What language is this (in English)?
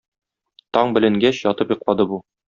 Tatar